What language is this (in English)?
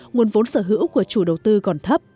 Vietnamese